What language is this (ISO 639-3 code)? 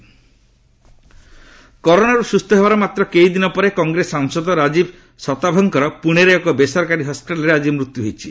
ori